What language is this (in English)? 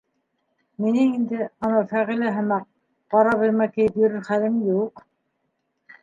Bashkir